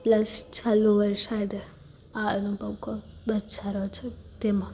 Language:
Gujarati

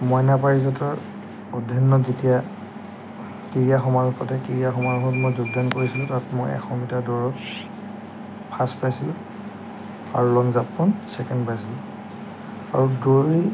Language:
Assamese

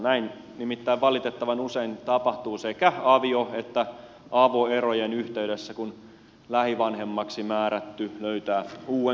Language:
Finnish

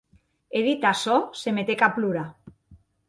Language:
Occitan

